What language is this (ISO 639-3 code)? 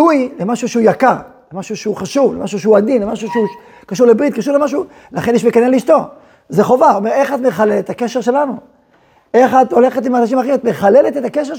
heb